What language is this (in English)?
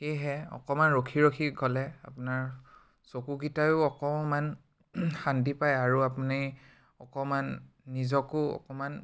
Assamese